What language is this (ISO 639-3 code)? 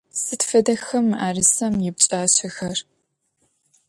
ady